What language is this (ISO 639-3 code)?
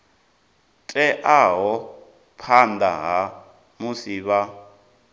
ven